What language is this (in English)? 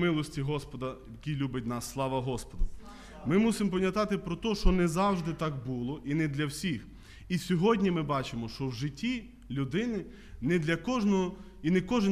Ukrainian